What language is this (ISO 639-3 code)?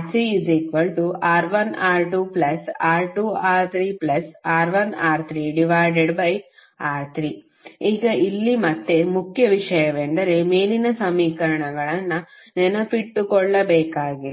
kan